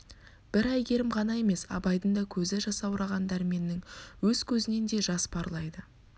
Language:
Kazakh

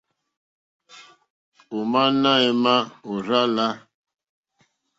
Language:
Mokpwe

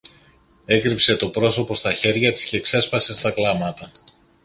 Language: Greek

